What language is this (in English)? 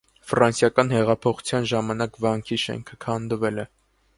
Armenian